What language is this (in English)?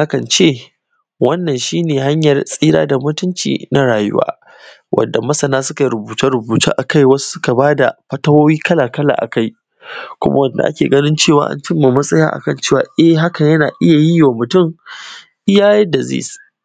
Hausa